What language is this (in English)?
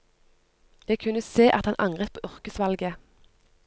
Norwegian